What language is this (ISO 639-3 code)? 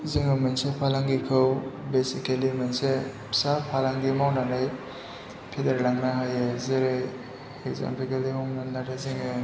brx